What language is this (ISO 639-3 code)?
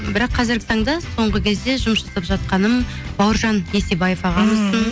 kaz